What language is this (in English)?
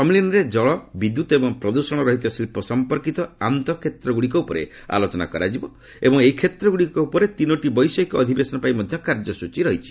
Odia